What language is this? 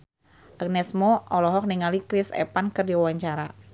Sundanese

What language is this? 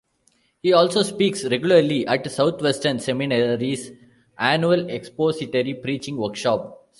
English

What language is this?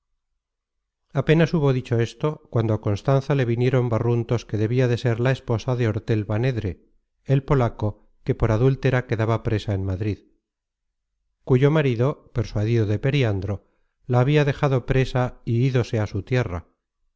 Spanish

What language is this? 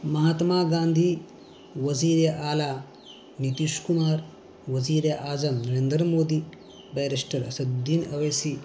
Urdu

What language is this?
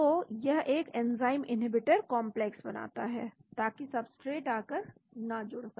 Hindi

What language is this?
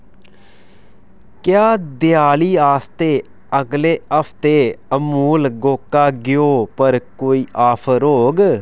Dogri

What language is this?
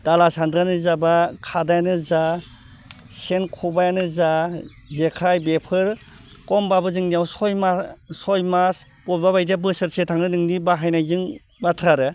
Bodo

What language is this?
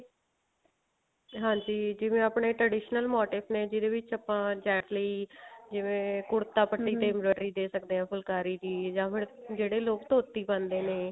Punjabi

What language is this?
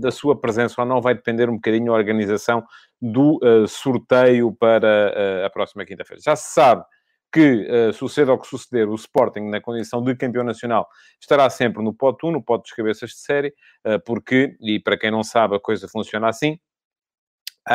Portuguese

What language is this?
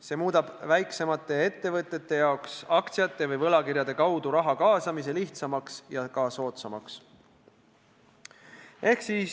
Estonian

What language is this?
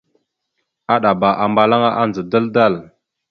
Mada (Cameroon)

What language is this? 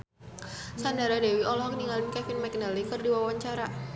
Sundanese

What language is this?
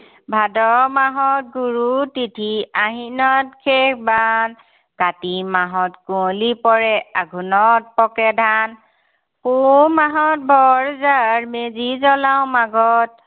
Assamese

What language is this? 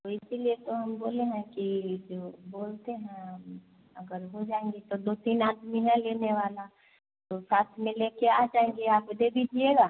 Hindi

